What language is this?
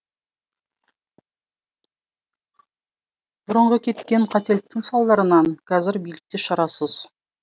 Kazakh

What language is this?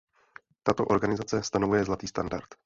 Czech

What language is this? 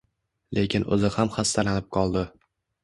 Uzbek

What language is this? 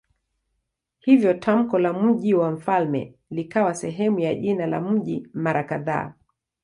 Swahili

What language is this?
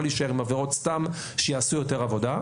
Hebrew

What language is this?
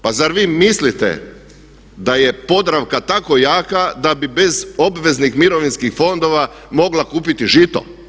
Croatian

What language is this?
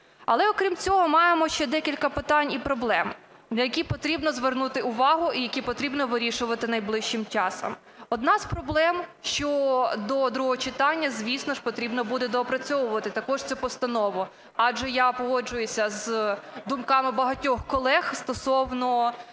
Ukrainian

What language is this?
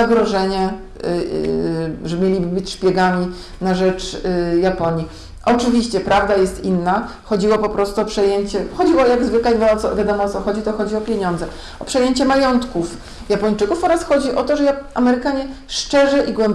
Polish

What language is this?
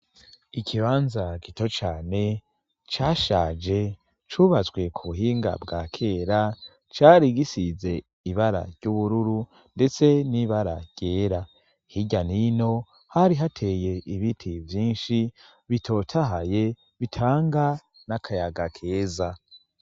Rundi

